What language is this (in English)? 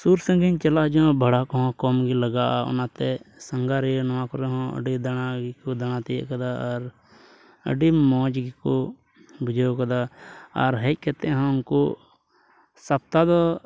Santali